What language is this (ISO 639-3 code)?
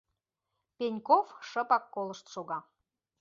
chm